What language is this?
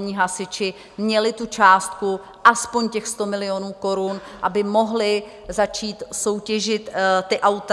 Czech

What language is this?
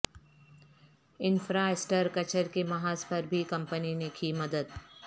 Urdu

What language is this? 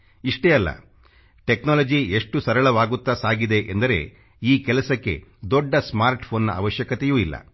Kannada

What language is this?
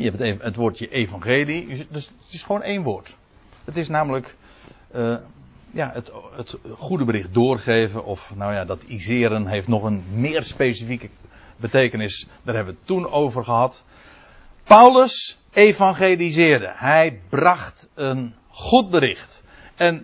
Dutch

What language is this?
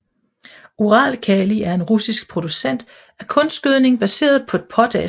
Danish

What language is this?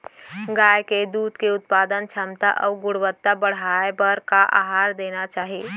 Chhattisgarhi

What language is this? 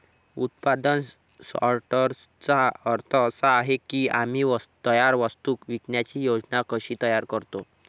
Marathi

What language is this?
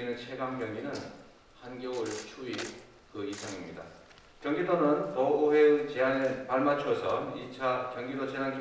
Korean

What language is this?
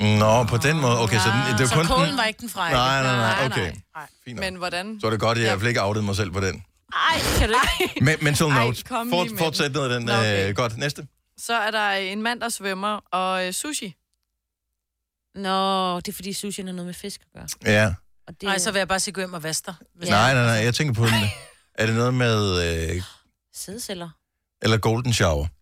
Danish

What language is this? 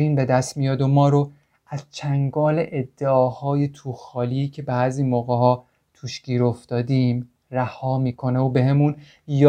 Persian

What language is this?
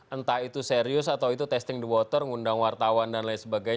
Indonesian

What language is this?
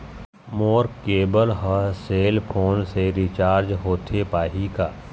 Chhattisgarhi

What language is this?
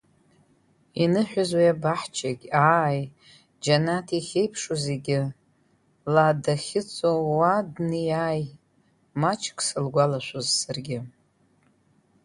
Abkhazian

